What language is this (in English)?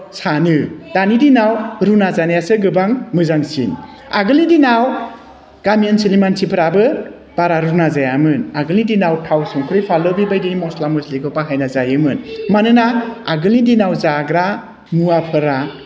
Bodo